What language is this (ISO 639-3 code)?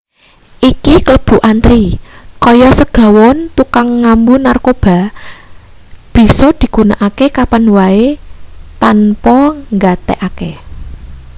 jav